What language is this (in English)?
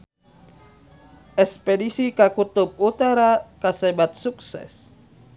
Sundanese